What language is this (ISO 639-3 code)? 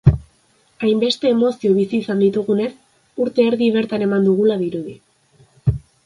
eus